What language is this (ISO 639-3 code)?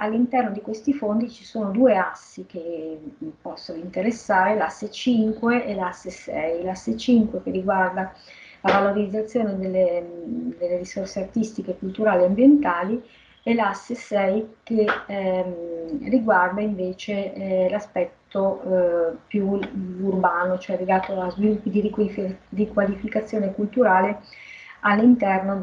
ita